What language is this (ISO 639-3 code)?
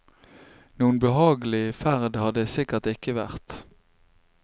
nor